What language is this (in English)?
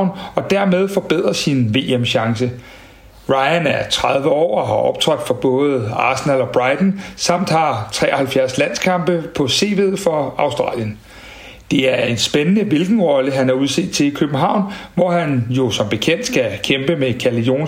Danish